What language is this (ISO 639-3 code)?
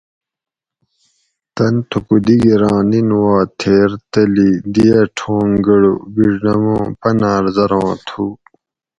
gwc